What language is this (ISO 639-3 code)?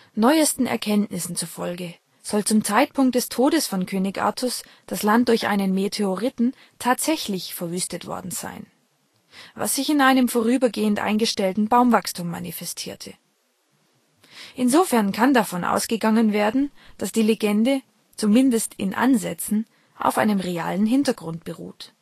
deu